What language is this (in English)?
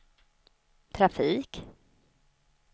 Swedish